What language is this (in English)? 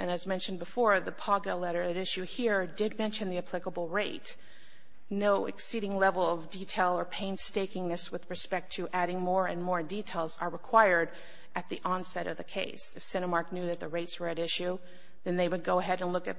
English